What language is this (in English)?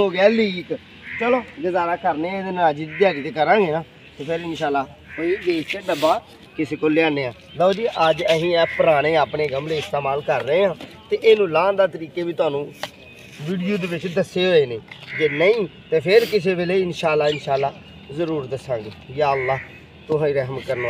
Hindi